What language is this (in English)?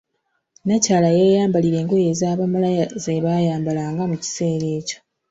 Ganda